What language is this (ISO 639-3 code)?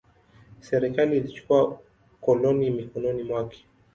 swa